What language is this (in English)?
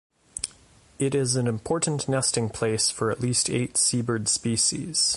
English